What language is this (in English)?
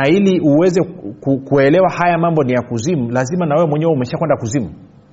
Swahili